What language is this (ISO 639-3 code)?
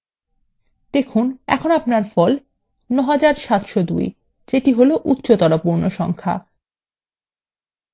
ben